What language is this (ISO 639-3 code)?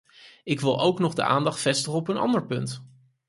nld